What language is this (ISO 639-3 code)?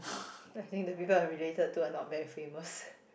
eng